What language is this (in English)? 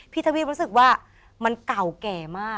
Thai